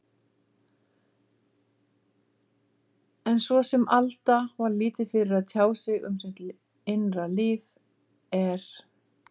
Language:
Icelandic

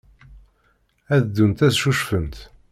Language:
Kabyle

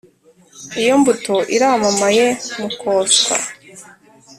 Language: Kinyarwanda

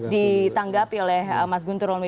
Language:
Indonesian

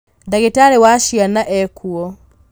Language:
Kikuyu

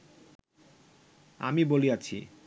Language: Bangla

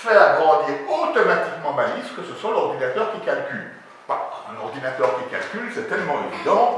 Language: French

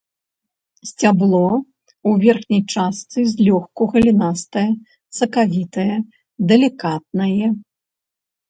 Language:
Belarusian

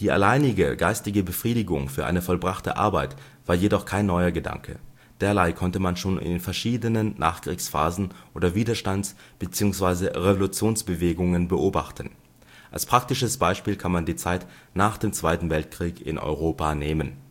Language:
German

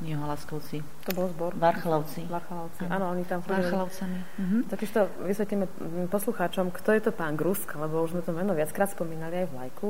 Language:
Slovak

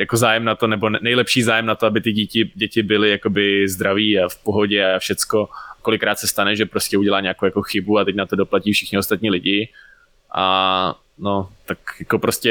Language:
Czech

